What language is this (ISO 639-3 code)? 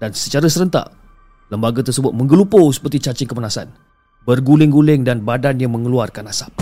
msa